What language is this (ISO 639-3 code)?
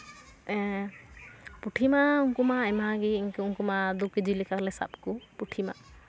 sat